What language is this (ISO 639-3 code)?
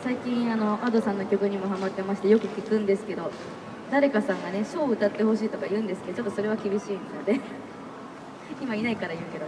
jpn